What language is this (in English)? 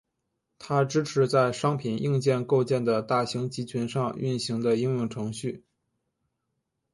Chinese